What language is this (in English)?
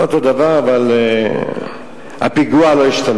Hebrew